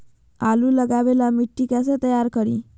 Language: Magahi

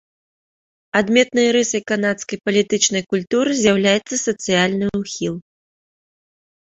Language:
Belarusian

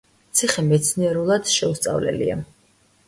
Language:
Georgian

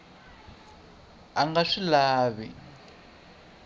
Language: Tsonga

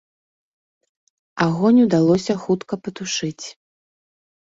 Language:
Belarusian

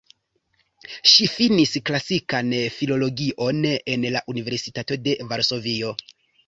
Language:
Esperanto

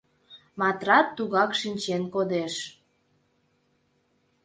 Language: Mari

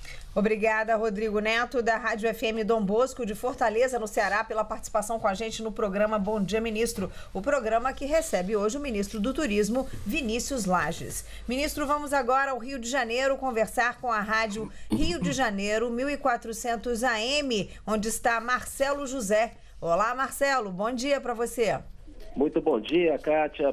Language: Portuguese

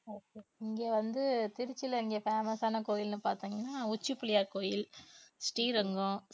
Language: Tamil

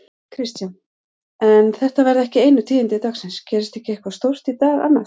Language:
Icelandic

